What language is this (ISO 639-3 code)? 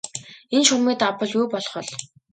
mon